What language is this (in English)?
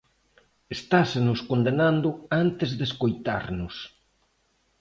Galician